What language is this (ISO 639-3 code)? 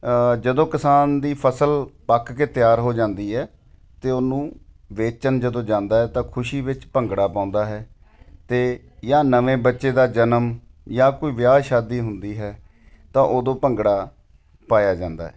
pan